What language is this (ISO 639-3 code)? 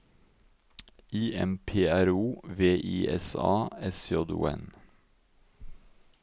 nor